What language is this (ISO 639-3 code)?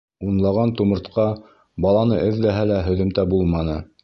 bak